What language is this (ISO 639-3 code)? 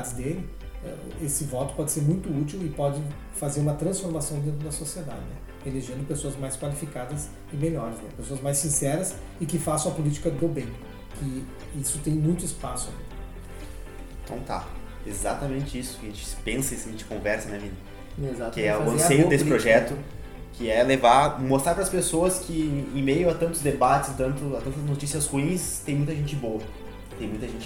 por